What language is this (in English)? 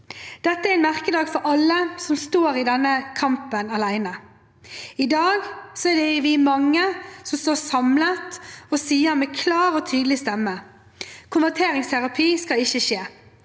Norwegian